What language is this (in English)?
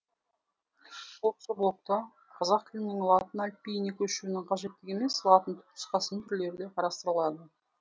Kazakh